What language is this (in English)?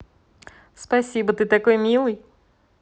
Russian